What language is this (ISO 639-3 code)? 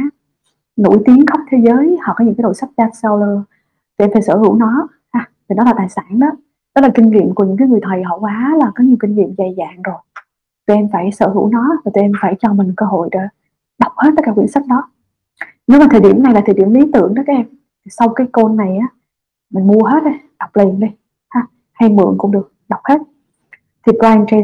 vie